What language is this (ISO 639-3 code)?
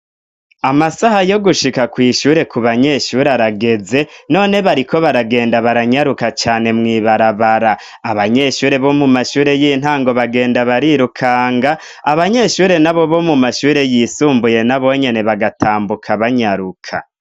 run